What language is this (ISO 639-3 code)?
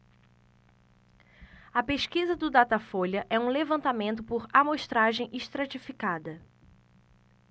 por